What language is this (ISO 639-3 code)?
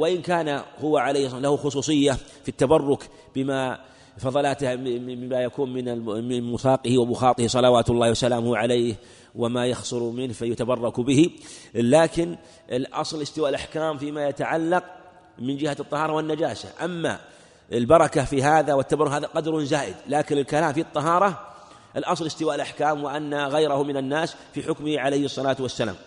ara